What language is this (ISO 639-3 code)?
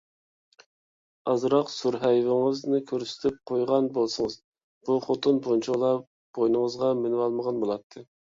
uig